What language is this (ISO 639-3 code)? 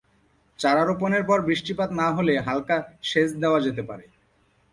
ben